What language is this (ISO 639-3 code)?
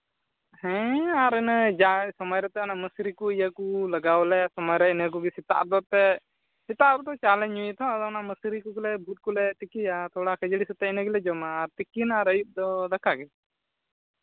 sat